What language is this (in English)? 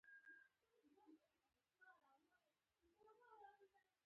Pashto